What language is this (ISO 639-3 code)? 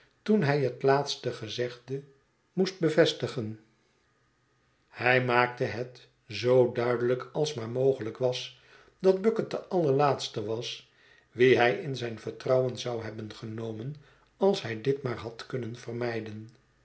nld